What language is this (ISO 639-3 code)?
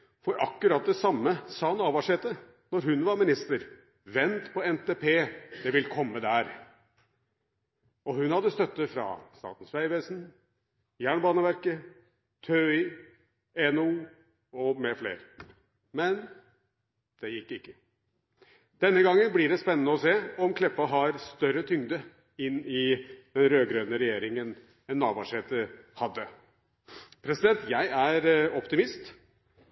nob